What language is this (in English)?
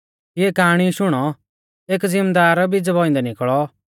Mahasu Pahari